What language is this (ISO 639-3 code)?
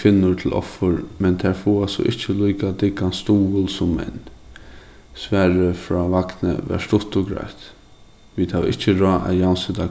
fao